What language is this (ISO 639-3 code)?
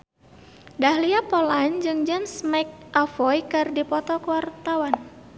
sun